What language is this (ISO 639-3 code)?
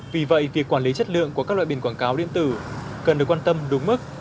vie